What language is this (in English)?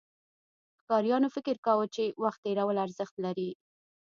Pashto